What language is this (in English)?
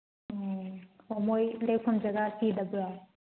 Manipuri